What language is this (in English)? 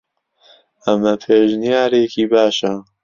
Central Kurdish